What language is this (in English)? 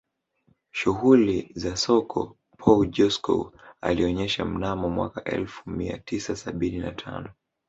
Swahili